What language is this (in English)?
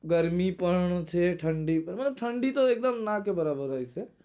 Gujarati